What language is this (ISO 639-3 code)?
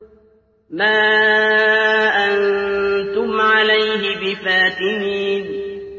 ara